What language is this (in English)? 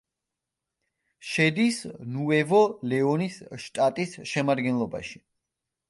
Georgian